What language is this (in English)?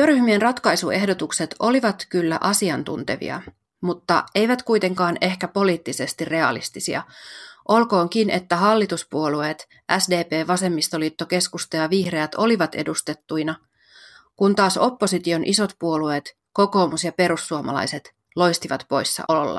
Finnish